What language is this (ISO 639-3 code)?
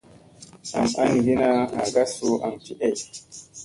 mse